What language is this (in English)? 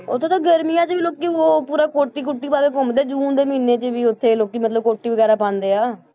Punjabi